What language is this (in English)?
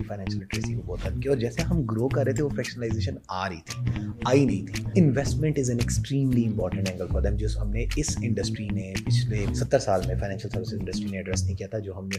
Urdu